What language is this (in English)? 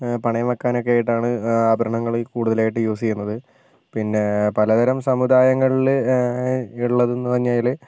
Malayalam